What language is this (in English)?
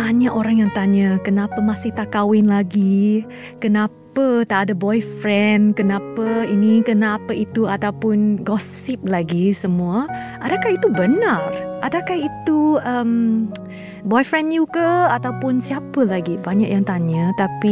Malay